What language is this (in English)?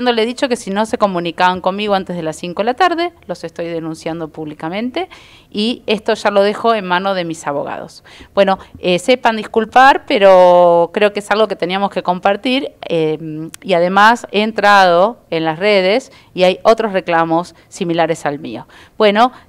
Spanish